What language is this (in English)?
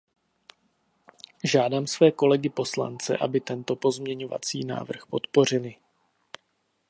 Czech